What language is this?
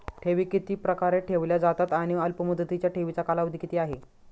Marathi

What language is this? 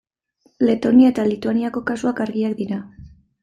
Basque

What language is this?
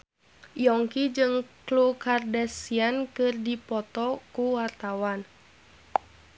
Sundanese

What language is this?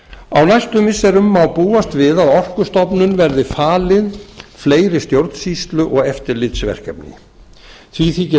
Icelandic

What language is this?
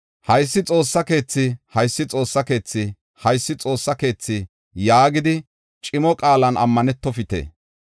Gofa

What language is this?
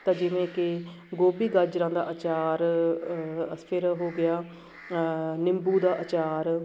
Punjabi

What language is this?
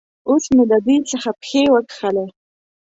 Pashto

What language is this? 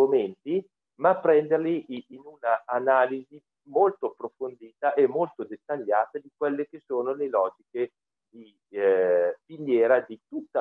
Italian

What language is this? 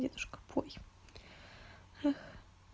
Russian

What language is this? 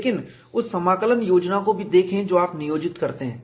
Hindi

